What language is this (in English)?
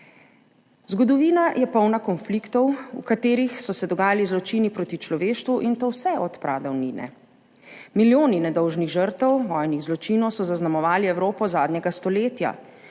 Slovenian